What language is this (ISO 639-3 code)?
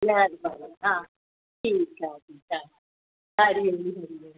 snd